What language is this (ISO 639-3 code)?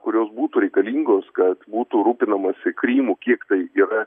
lit